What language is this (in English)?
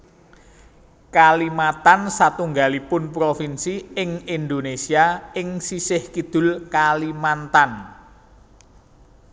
Javanese